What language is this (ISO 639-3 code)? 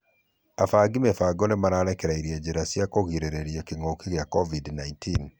kik